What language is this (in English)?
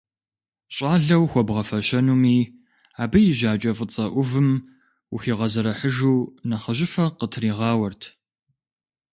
Kabardian